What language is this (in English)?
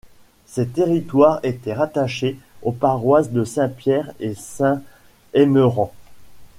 French